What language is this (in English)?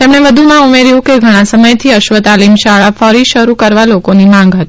Gujarati